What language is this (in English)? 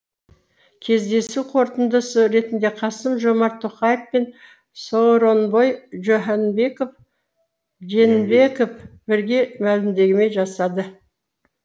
Kazakh